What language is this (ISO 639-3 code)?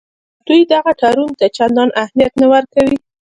pus